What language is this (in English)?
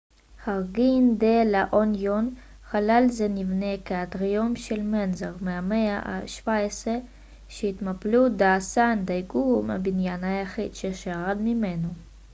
Hebrew